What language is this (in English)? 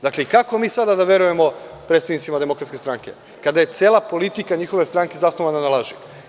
Serbian